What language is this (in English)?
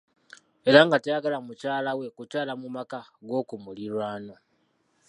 Ganda